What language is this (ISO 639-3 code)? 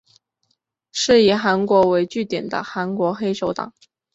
zho